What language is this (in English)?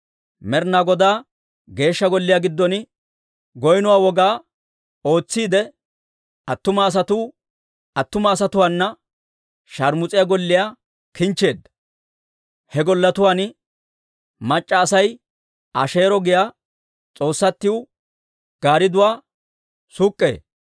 Dawro